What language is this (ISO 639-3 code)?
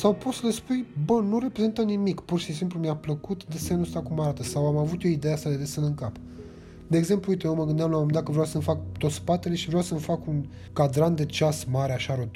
ron